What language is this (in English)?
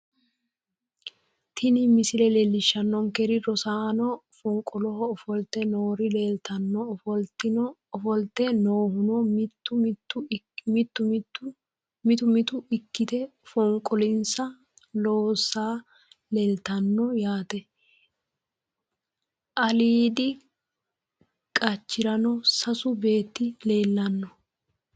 Sidamo